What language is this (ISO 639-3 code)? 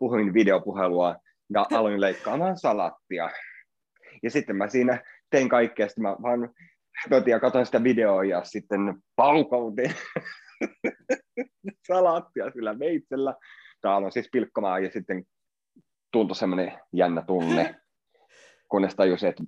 fin